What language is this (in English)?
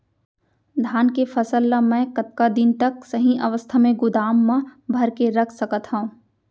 Chhattisgarhi